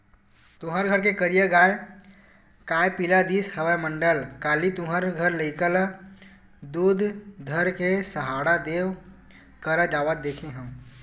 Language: Chhattisgarhi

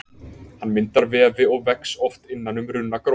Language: Icelandic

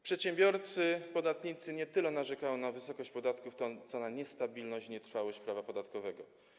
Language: Polish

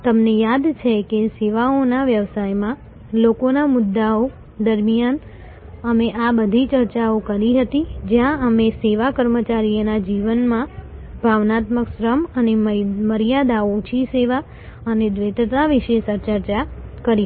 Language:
Gujarati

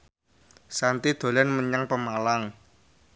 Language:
Javanese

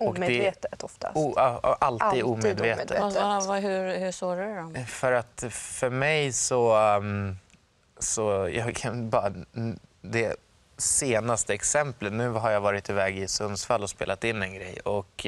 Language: Swedish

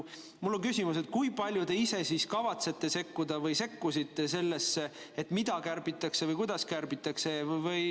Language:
Estonian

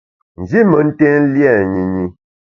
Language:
Bamun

